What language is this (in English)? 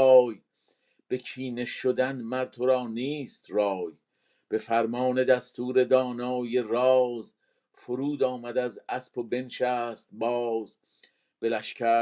Persian